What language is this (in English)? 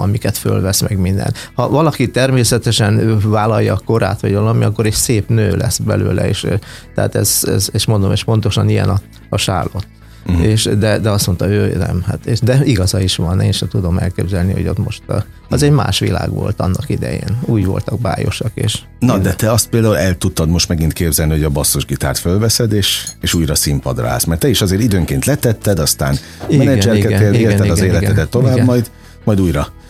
Hungarian